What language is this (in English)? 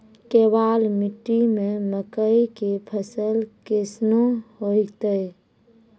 Maithili